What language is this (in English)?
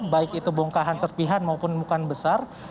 Indonesian